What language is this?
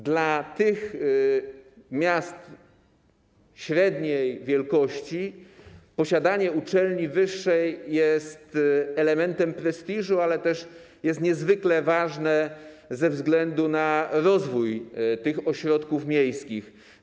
Polish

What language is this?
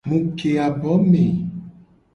Gen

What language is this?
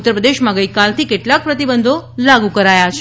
Gujarati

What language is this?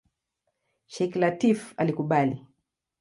Swahili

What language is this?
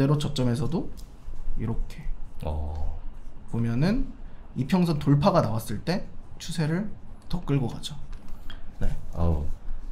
Korean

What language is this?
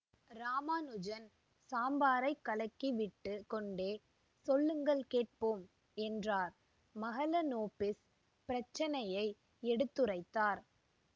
Tamil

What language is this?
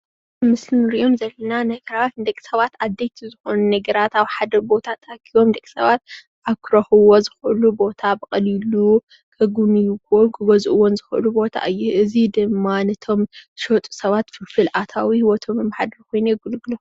Tigrinya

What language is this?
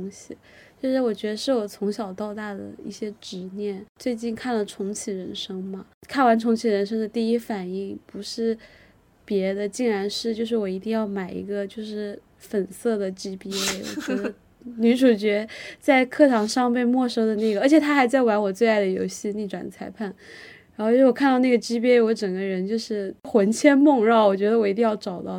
Chinese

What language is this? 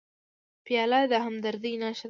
Pashto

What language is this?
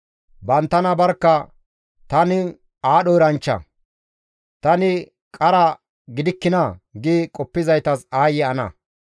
Gamo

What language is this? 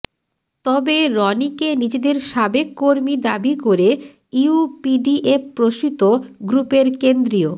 Bangla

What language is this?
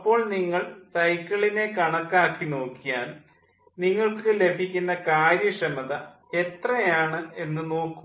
Malayalam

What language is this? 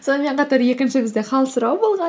Kazakh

